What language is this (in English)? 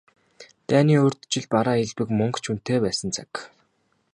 Mongolian